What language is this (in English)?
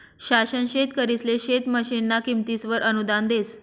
Marathi